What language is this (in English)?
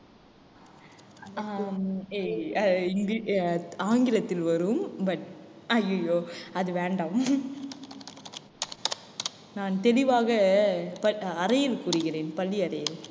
Tamil